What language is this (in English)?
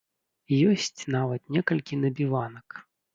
Belarusian